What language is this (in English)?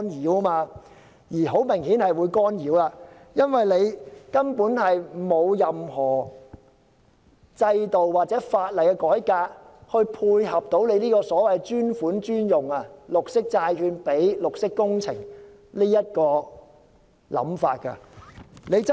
Cantonese